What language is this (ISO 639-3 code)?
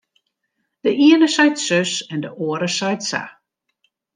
fry